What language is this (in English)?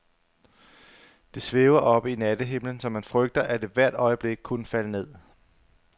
Danish